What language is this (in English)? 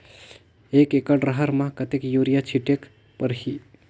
Chhattisgarhi